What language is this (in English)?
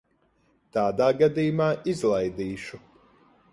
Latvian